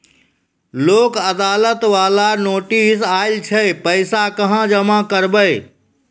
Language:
Maithili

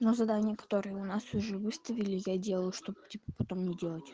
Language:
Russian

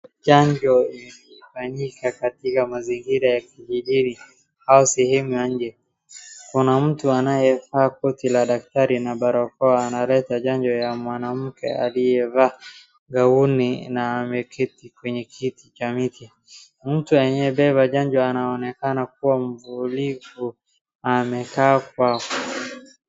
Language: Swahili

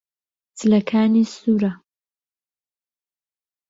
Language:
Central Kurdish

